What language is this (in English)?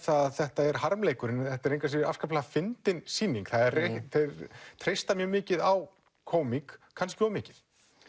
Icelandic